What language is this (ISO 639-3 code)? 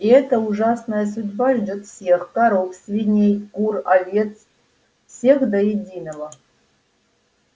rus